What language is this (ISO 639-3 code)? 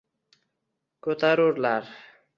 uzb